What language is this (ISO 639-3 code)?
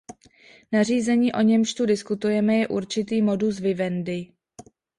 ces